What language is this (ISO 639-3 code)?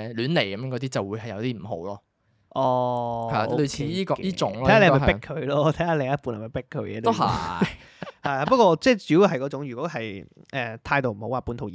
zho